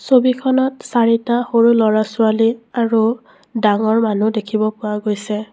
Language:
Assamese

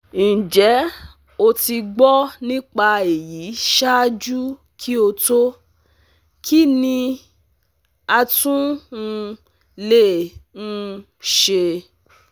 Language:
Yoruba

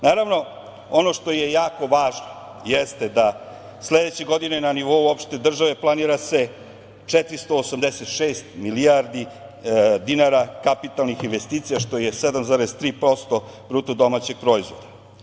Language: Serbian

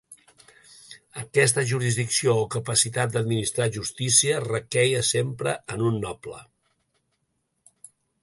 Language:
Catalan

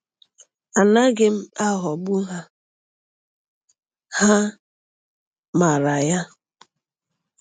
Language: Igbo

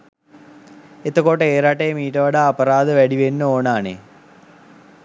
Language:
Sinhala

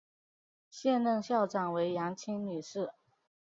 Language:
Chinese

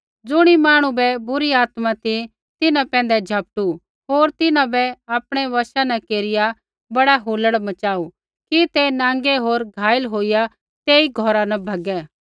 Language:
Kullu Pahari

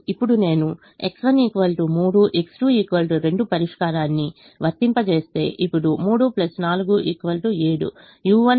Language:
Telugu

